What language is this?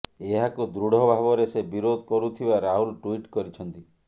Odia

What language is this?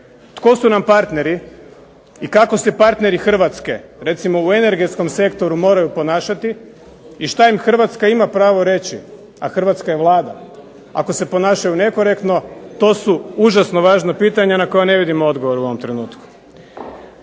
Croatian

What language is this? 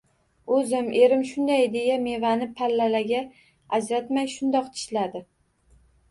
Uzbek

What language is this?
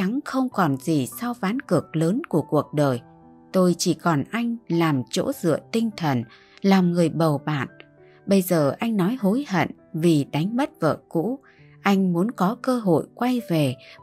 Vietnamese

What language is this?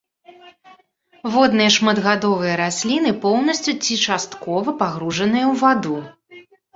Belarusian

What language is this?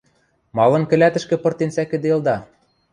Western Mari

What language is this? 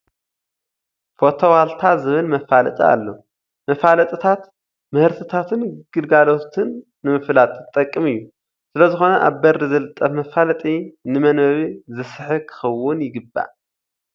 Tigrinya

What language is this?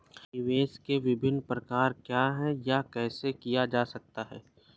Hindi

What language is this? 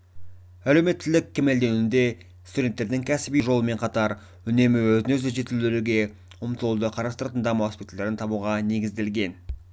Kazakh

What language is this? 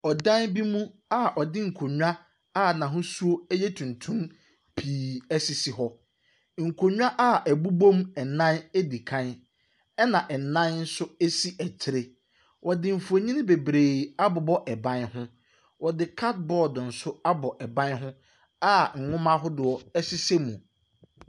Akan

